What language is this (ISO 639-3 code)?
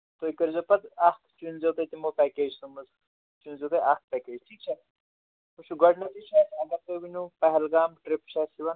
kas